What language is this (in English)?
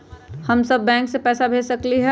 Magahi